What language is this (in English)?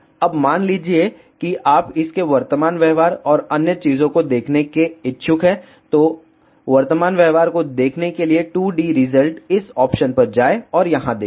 Hindi